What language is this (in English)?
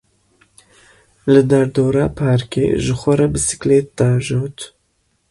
Kurdish